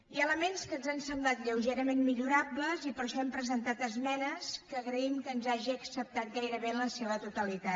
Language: Catalan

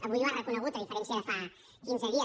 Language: Catalan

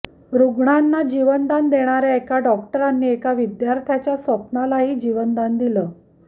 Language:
Marathi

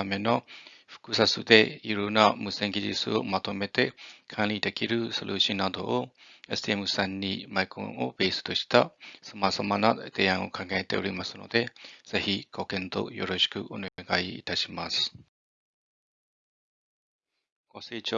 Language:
Japanese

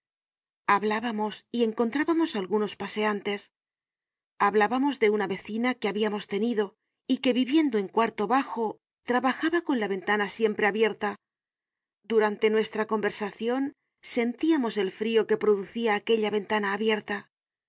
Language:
Spanish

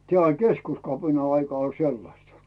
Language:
Finnish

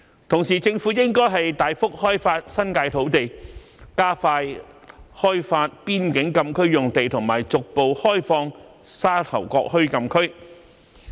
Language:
Cantonese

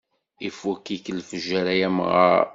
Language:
Kabyle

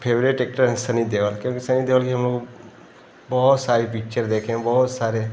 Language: Hindi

